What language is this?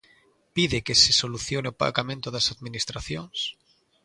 Galician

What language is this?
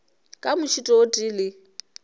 Northern Sotho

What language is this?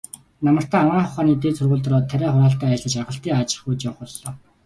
Mongolian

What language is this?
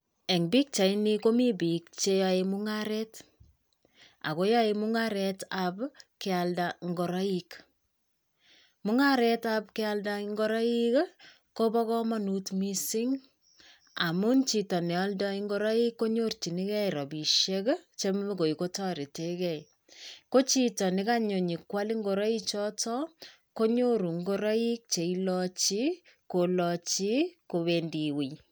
Kalenjin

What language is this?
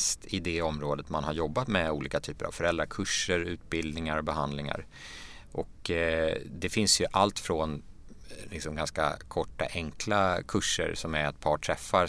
Swedish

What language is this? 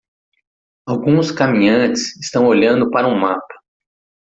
Portuguese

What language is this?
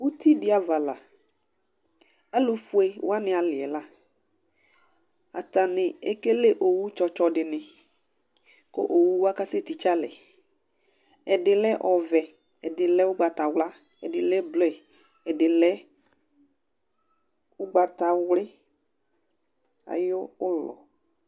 Ikposo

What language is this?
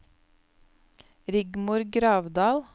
Norwegian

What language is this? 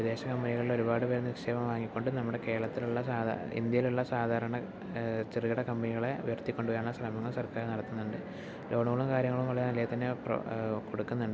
Malayalam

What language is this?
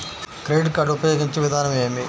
Telugu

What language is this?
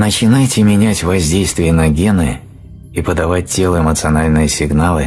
Russian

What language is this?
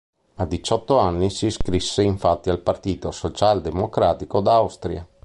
Italian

